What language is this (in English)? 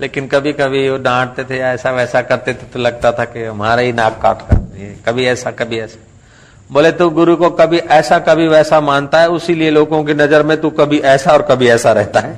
Hindi